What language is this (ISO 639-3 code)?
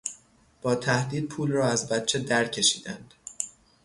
fas